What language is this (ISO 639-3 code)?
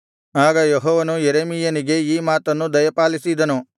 kan